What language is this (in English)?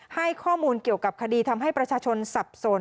Thai